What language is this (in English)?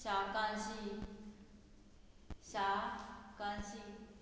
Konkani